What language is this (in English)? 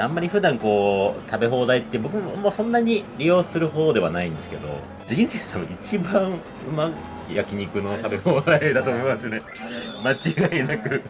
Japanese